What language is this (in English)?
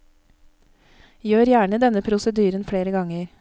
Norwegian